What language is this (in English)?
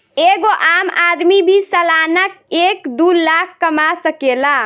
Bhojpuri